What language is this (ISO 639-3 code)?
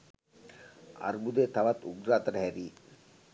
sin